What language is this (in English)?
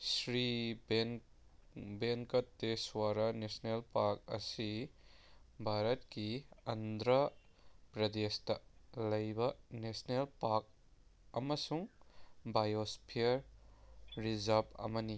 Manipuri